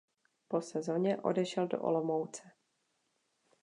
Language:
Czech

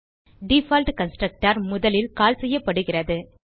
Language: Tamil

